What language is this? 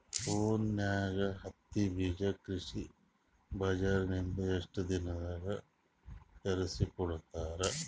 Kannada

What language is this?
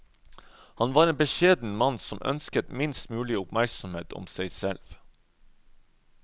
Norwegian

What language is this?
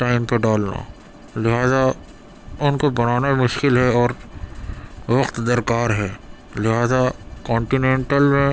Urdu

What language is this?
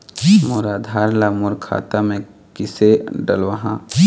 Chhattisgarhi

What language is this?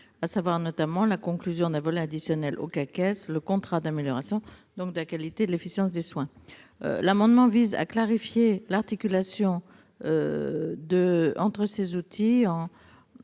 French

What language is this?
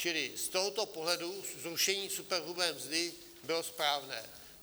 Czech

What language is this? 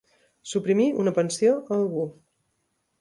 Catalan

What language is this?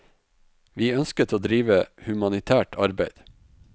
Norwegian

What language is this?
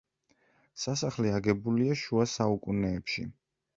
Georgian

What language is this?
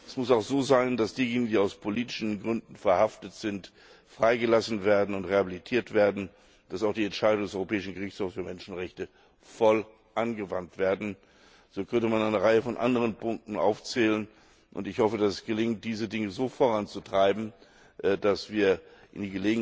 German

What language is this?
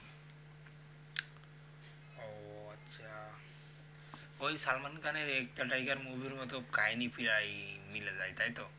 Bangla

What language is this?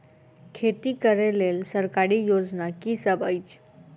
Maithili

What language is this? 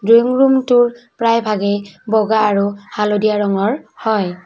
Assamese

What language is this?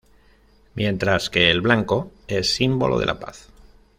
Spanish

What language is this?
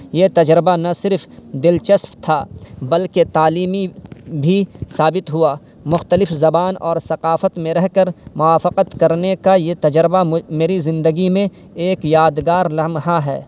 Urdu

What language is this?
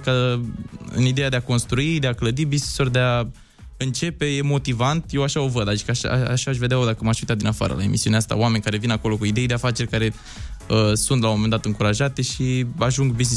Romanian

